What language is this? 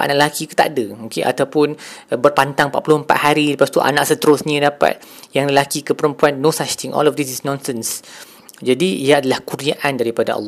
Malay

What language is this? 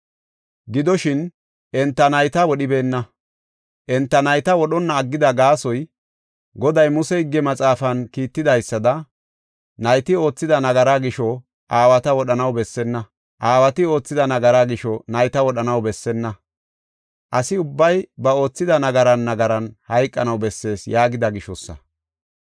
Gofa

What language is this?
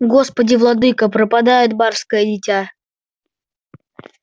Russian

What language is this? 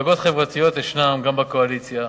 Hebrew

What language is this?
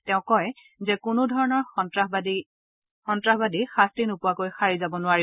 Assamese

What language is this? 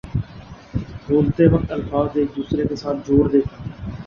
Urdu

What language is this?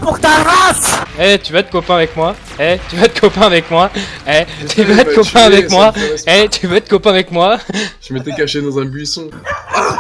French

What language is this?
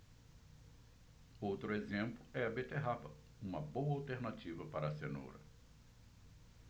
Portuguese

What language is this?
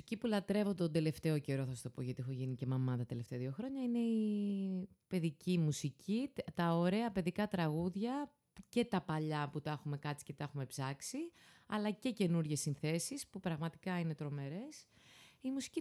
Greek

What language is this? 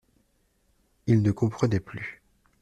French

